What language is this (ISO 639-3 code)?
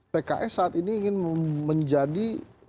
ind